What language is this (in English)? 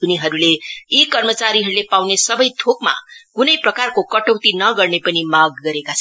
Nepali